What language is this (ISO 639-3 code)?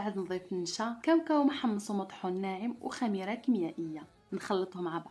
ara